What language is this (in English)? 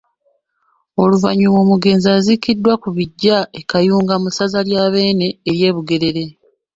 Ganda